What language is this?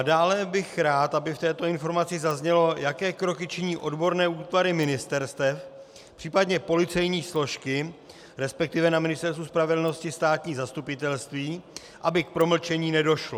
Czech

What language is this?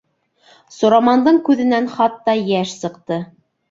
Bashkir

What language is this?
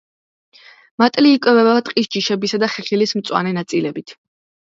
Georgian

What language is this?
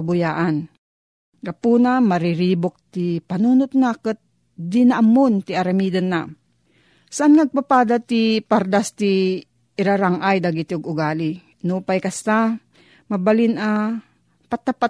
Filipino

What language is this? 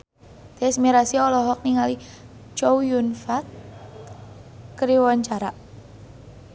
Sundanese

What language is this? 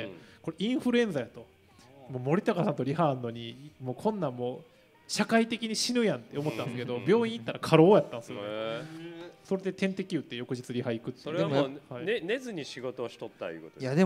Japanese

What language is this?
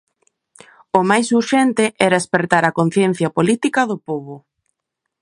Galician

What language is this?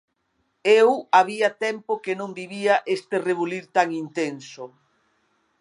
Galician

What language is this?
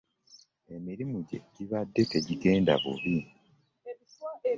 Ganda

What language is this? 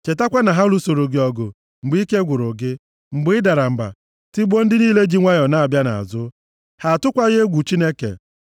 Igbo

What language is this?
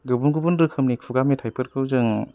Bodo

